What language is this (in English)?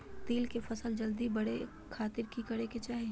Magahi